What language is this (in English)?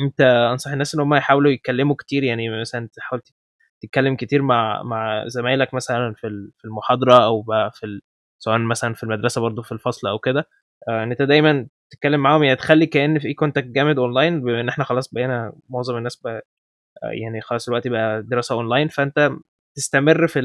Arabic